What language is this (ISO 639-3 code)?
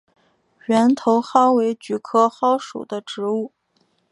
zho